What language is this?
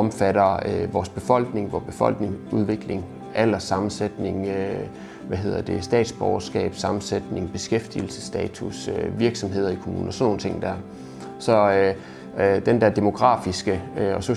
Danish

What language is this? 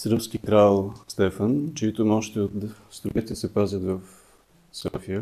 Bulgarian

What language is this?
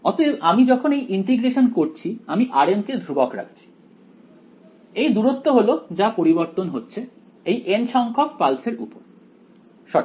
Bangla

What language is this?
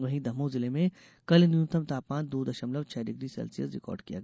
Hindi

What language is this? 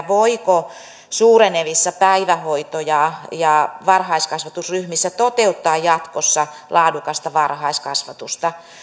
Finnish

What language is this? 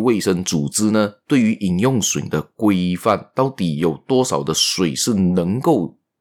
Chinese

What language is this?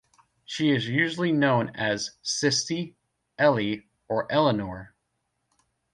English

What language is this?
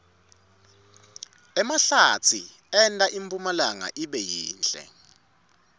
Swati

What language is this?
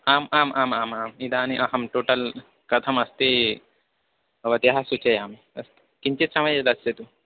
Sanskrit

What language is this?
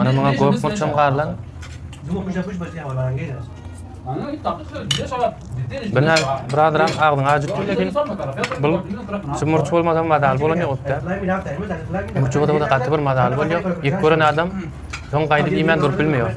Turkish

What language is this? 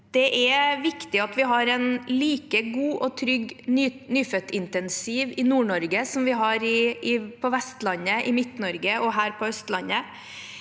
Norwegian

